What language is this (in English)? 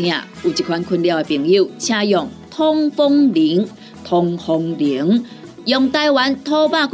Chinese